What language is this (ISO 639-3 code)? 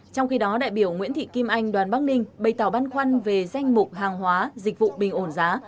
vie